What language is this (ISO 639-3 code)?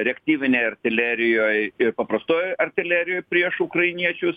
lit